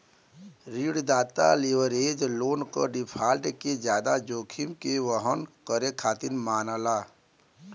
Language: Bhojpuri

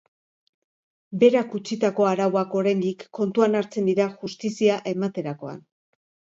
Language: Basque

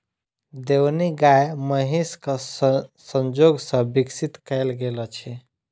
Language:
Maithili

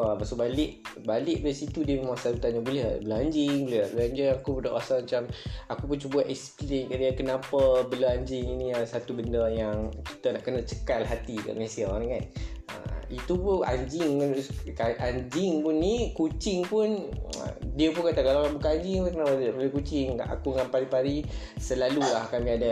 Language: Malay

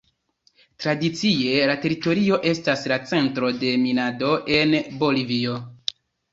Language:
Esperanto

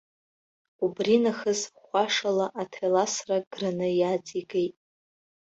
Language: Abkhazian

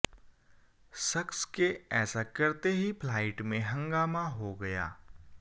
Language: Hindi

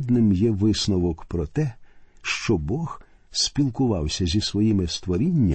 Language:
Ukrainian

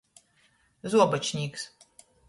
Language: Latgalian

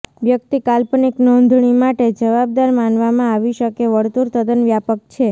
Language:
Gujarati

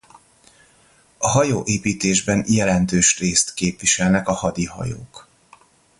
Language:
Hungarian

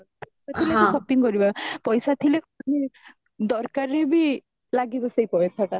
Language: Odia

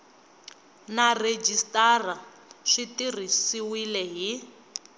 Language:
Tsonga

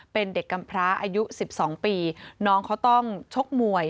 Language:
Thai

